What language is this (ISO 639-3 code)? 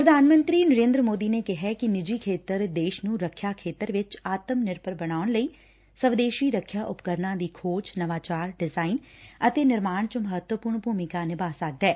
pan